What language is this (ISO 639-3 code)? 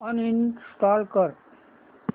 mar